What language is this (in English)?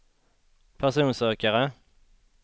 Swedish